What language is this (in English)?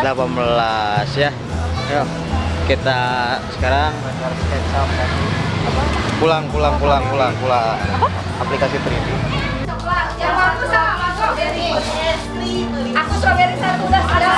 Indonesian